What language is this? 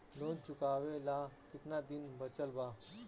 Bhojpuri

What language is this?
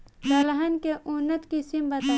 Bhojpuri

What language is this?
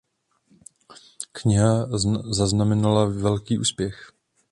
Czech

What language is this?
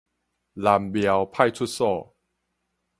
Min Nan Chinese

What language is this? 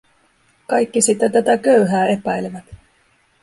Finnish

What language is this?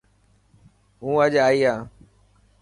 Dhatki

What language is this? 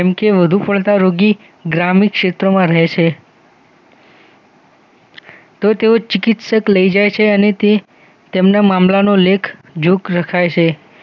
Gujarati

